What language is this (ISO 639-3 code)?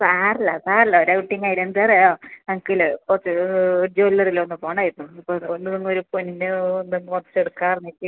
mal